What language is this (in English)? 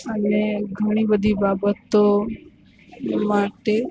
Gujarati